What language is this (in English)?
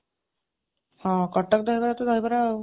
Odia